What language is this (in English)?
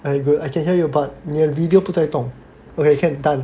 English